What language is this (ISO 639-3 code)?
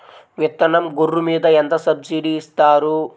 tel